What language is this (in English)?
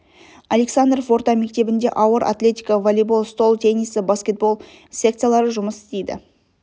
Kazakh